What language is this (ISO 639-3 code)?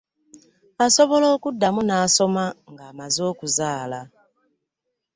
lug